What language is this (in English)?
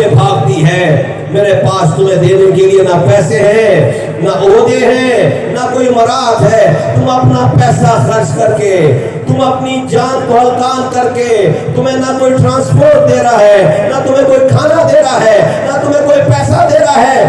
Urdu